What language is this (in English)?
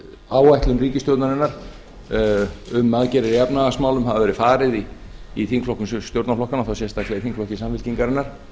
Icelandic